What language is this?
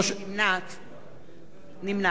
Hebrew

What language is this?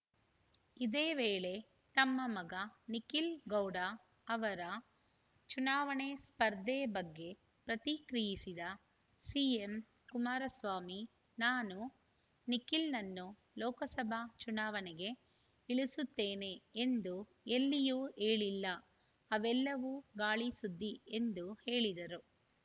Kannada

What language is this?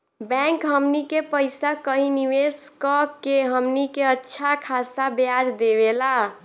Bhojpuri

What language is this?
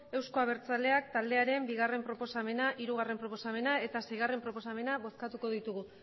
Basque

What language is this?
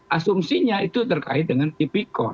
Indonesian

